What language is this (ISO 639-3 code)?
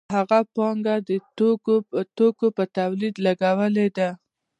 pus